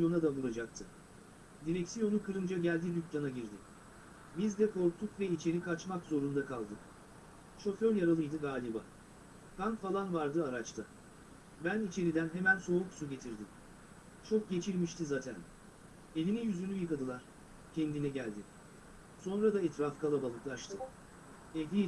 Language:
Turkish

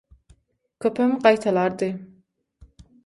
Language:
Turkmen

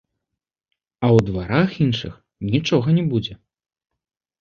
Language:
Belarusian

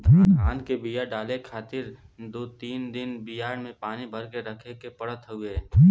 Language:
Bhojpuri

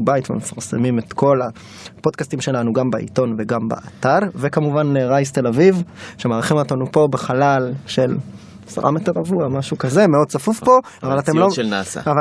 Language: Hebrew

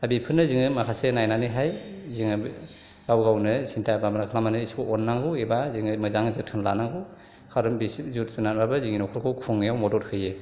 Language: Bodo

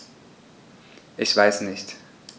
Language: German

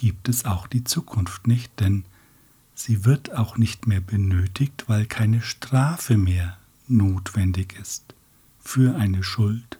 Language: German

